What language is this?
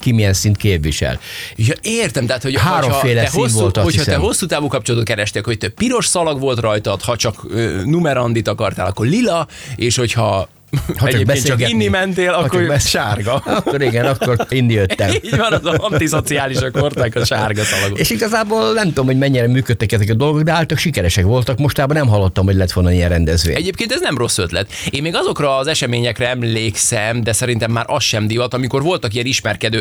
Hungarian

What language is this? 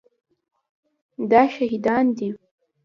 Pashto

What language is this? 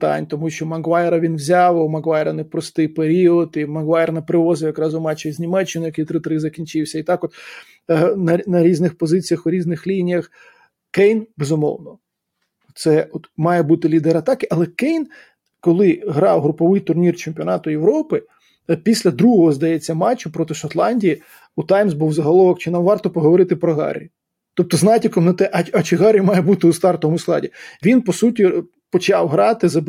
Ukrainian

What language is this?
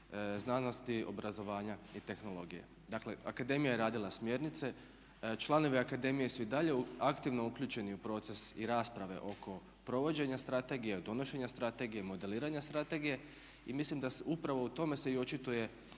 Croatian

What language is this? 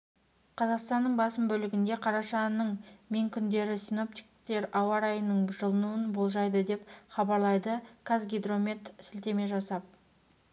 Kazakh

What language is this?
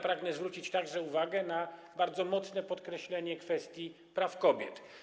Polish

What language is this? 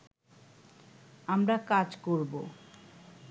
Bangla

